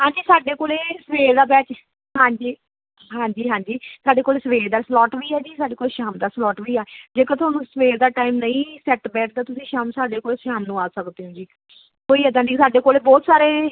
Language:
Punjabi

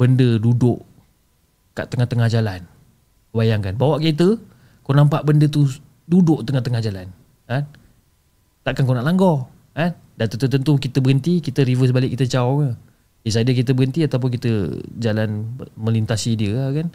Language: Malay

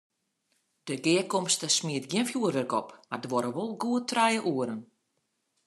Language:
Western Frisian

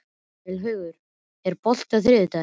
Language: Icelandic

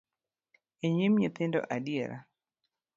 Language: Luo (Kenya and Tanzania)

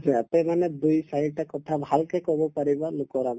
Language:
Assamese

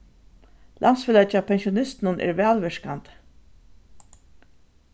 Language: Faroese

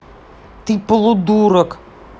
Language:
Russian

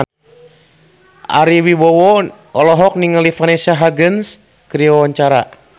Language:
Sundanese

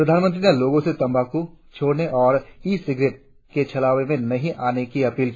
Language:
Hindi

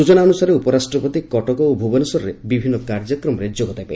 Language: Odia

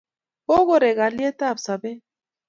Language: Kalenjin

